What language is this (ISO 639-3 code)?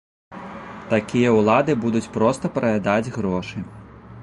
bel